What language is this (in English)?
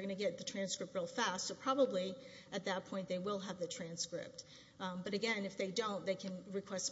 English